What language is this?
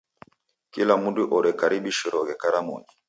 Taita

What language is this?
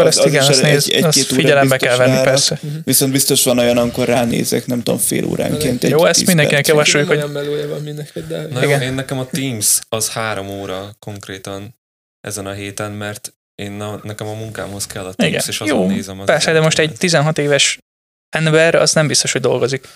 Hungarian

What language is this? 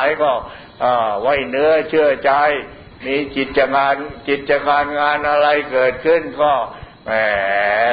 Thai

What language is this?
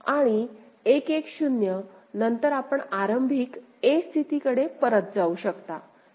Marathi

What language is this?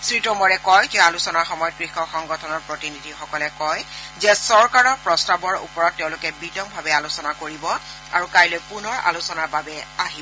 Assamese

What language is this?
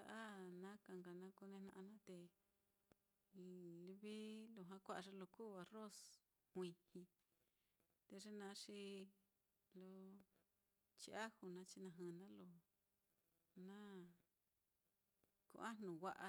Mitlatongo Mixtec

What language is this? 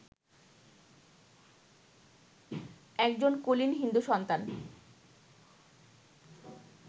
Bangla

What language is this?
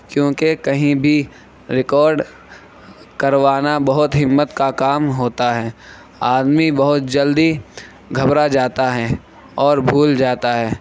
Urdu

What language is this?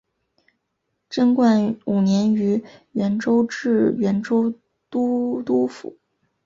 Chinese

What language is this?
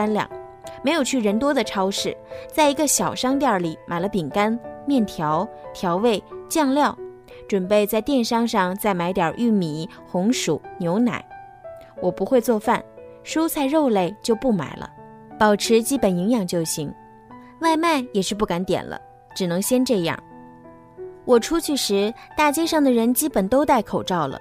Chinese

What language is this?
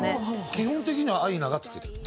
Japanese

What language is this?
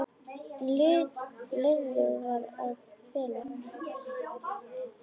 Icelandic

